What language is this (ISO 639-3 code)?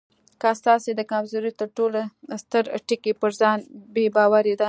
pus